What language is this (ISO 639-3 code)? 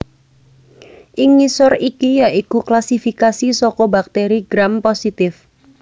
jav